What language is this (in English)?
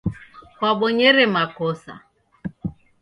Taita